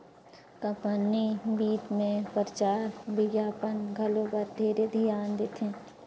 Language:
Chhattisgarhi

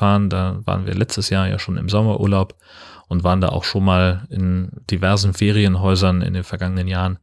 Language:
German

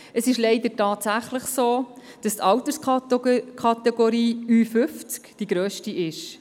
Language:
Swiss German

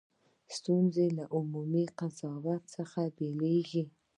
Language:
Pashto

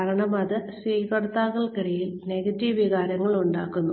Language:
Malayalam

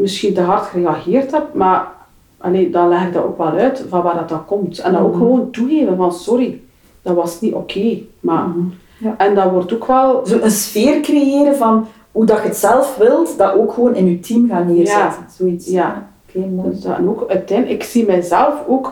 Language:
Dutch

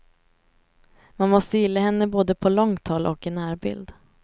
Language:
Swedish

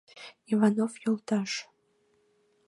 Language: Mari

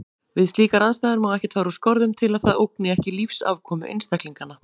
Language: Icelandic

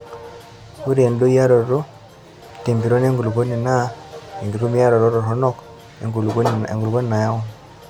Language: Masai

